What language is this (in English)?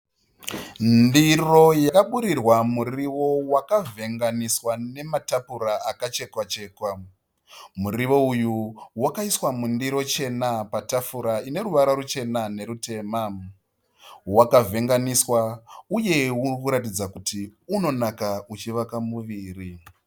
Shona